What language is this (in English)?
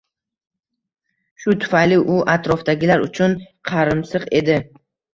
Uzbek